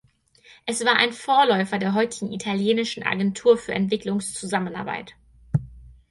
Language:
German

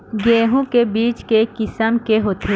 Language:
Chhattisgarhi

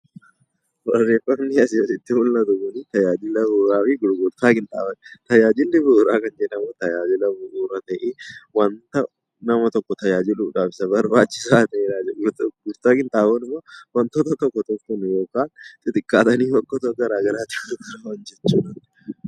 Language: Oromo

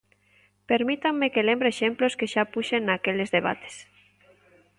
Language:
Galician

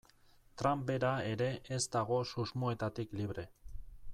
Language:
Basque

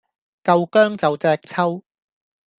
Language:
Cantonese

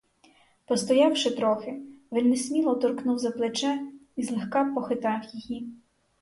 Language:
Ukrainian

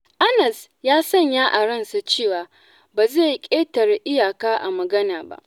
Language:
Hausa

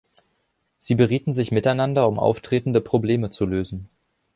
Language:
German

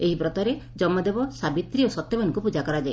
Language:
Odia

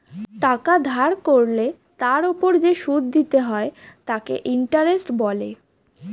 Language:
Bangla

